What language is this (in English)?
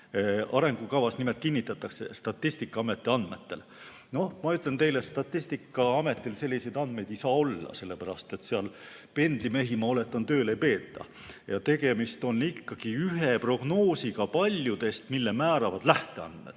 Estonian